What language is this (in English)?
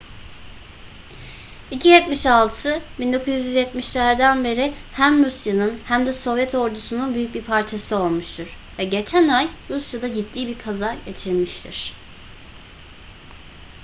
Turkish